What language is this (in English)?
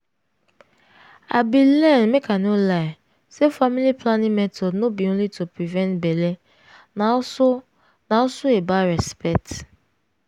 Nigerian Pidgin